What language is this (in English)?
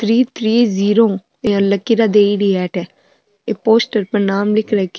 Marwari